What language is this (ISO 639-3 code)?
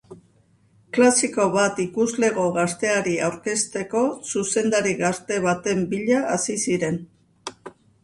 eus